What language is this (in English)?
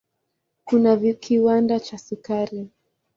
Swahili